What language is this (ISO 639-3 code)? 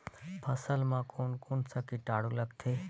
hne